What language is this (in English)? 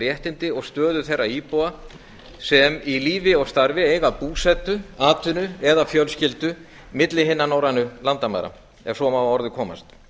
Icelandic